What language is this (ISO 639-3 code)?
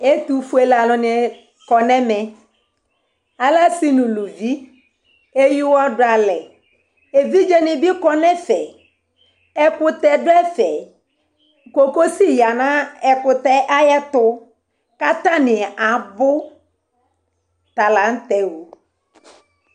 kpo